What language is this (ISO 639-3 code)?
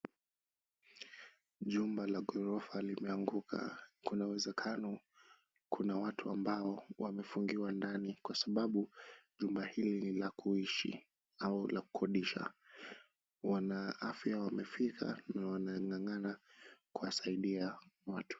swa